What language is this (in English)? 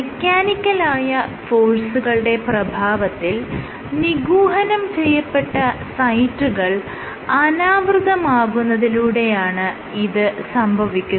Malayalam